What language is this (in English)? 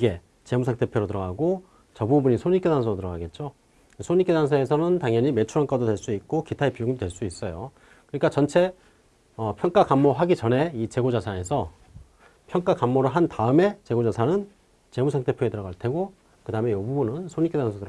Korean